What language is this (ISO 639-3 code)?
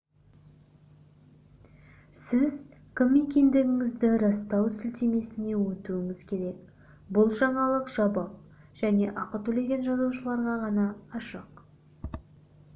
kaz